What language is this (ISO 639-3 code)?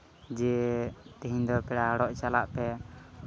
sat